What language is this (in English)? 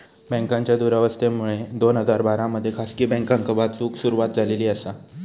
Marathi